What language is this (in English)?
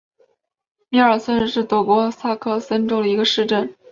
Chinese